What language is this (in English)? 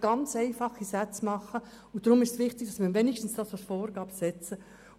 Swiss German